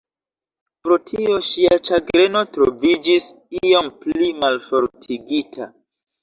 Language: Esperanto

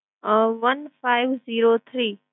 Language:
Gujarati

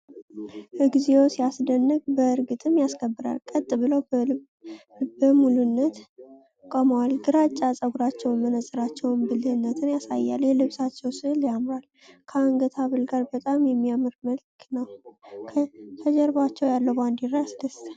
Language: Amharic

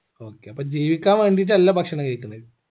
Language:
Malayalam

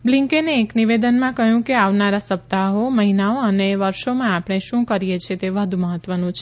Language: Gujarati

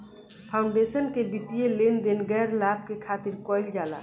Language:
Bhojpuri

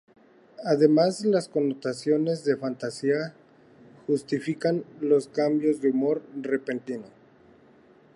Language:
Spanish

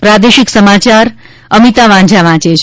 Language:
Gujarati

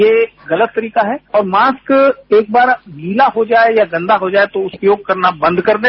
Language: Hindi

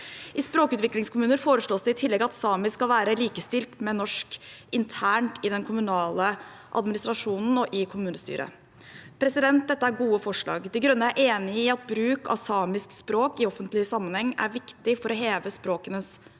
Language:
Norwegian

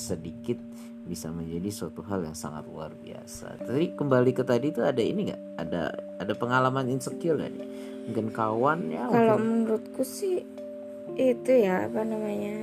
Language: Indonesian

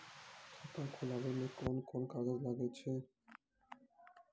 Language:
Maithili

